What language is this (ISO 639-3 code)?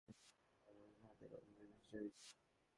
ben